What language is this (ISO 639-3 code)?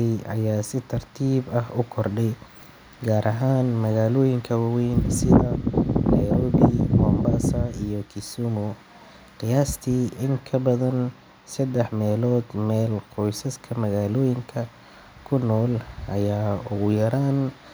som